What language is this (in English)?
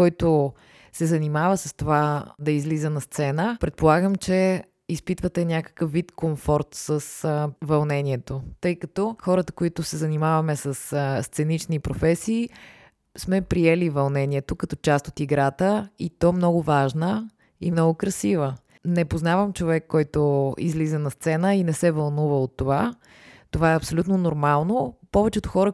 Bulgarian